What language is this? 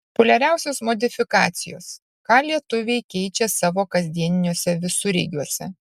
Lithuanian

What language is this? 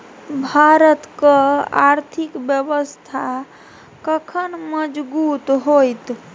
Maithili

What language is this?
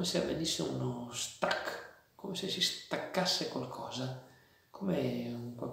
Italian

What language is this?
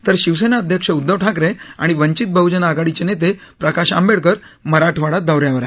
Marathi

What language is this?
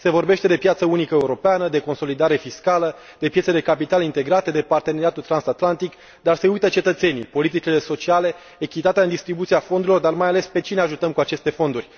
Romanian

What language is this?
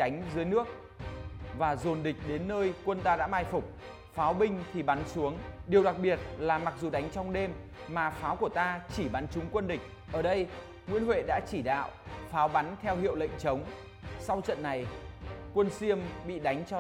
Vietnamese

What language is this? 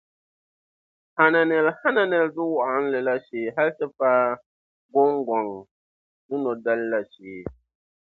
Dagbani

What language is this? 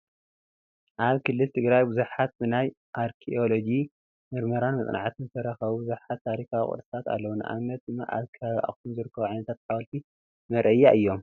Tigrinya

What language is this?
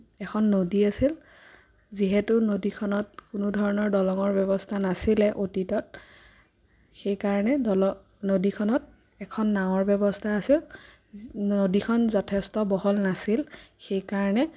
Assamese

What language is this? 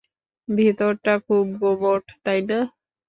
Bangla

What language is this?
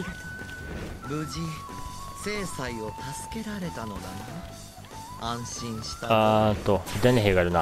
Japanese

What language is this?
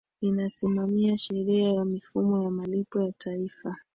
Swahili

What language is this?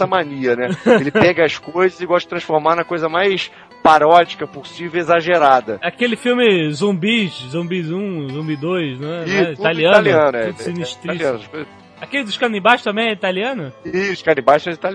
Portuguese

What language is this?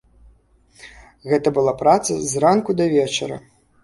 Belarusian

